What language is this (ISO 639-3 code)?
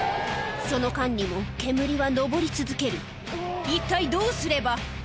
jpn